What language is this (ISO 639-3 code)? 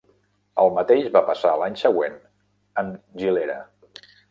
cat